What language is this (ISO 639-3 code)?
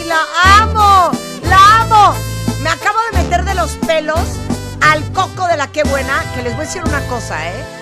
spa